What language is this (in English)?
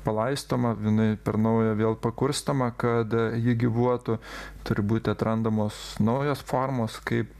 Lithuanian